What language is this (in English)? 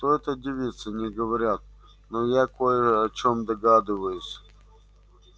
Russian